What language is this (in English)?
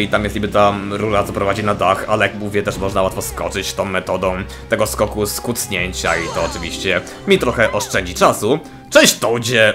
Polish